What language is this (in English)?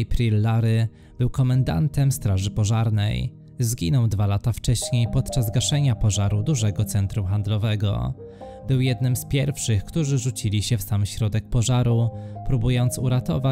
Polish